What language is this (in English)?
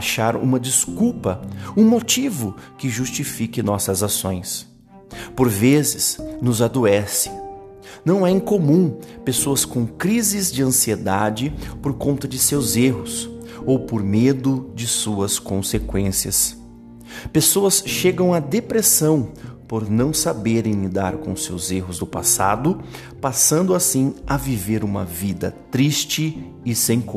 Portuguese